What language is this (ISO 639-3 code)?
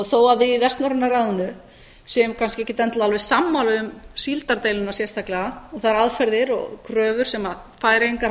isl